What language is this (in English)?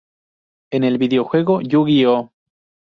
Spanish